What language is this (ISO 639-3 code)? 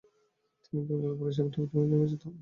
ben